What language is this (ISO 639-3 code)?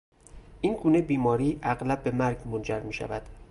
fas